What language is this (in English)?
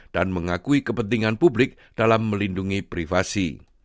Indonesian